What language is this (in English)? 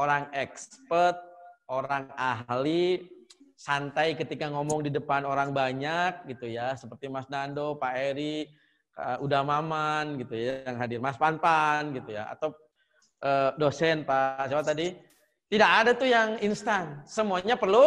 Indonesian